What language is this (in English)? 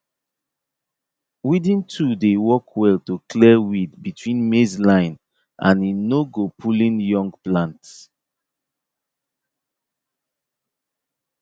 Nigerian Pidgin